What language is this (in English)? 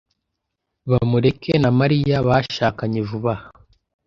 Kinyarwanda